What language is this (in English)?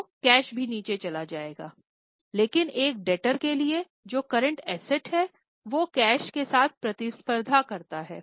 Hindi